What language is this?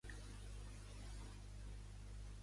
Catalan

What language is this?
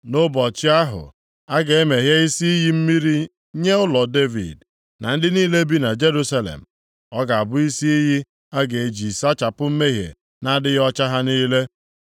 Igbo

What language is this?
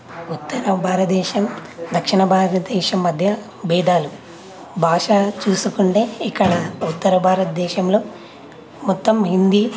Telugu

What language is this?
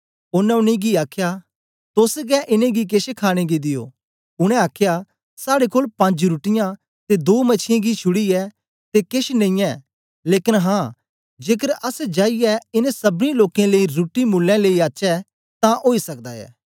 Dogri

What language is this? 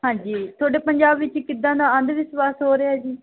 Punjabi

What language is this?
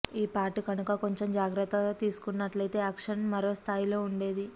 Telugu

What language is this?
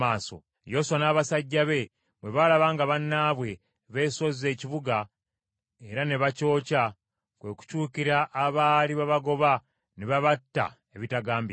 Ganda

